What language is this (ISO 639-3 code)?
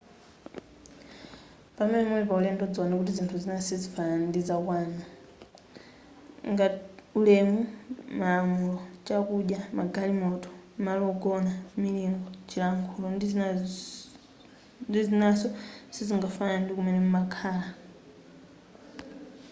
nya